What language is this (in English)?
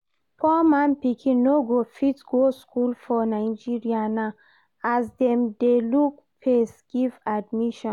Nigerian Pidgin